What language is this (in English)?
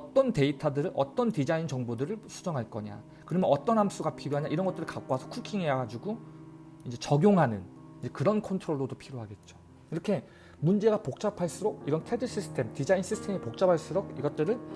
Korean